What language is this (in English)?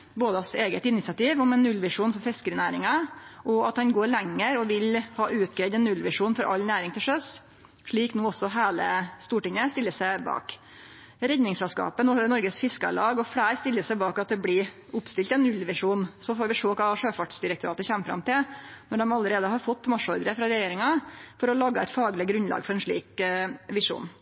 Norwegian Nynorsk